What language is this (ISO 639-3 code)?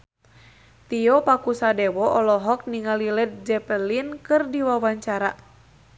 sun